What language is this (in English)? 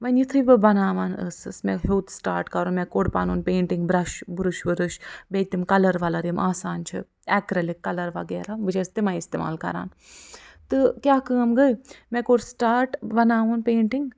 Kashmiri